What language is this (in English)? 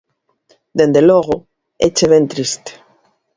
Galician